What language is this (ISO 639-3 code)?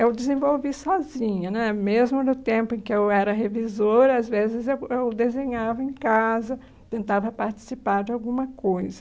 por